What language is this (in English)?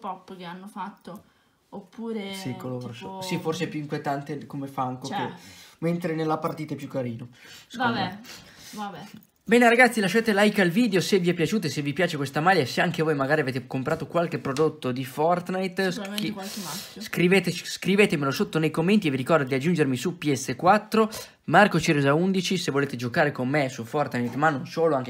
Italian